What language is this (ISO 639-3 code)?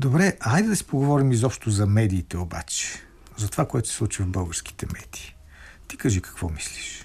bul